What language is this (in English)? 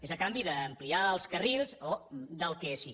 Catalan